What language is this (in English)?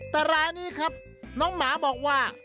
Thai